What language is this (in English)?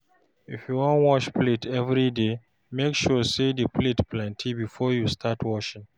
Nigerian Pidgin